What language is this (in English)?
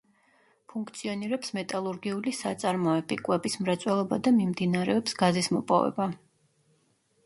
Georgian